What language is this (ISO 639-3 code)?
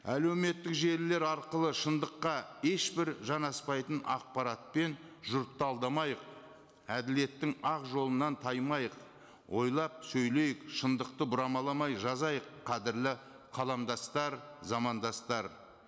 kaz